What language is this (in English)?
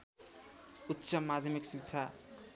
Nepali